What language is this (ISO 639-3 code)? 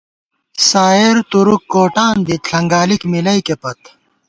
gwt